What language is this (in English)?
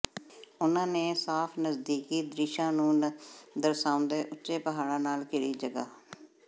Punjabi